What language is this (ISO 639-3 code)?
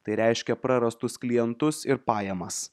lit